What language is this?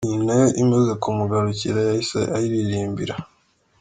Kinyarwanda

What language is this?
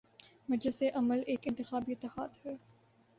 Urdu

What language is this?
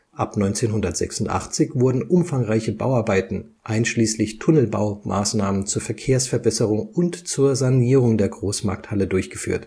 German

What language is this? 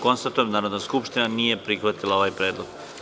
Serbian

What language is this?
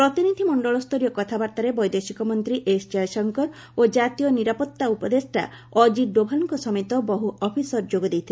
Odia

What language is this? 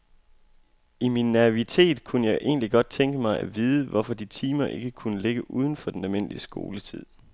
Danish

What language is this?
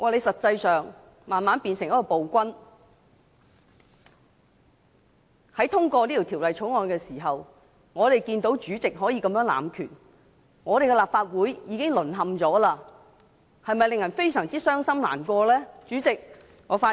Cantonese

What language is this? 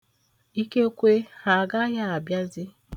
Igbo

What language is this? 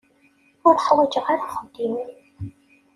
Kabyle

